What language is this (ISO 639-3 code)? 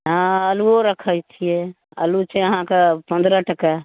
mai